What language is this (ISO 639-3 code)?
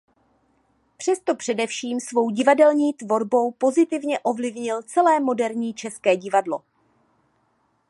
ces